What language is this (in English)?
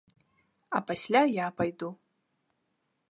Belarusian